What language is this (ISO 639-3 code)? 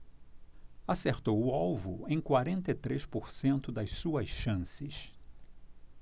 por